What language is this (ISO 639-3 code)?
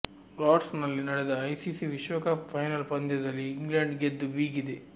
kan